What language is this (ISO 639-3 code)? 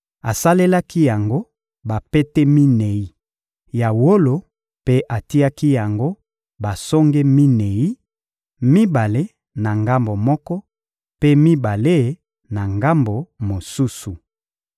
lin